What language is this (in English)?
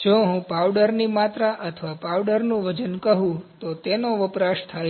Gujarati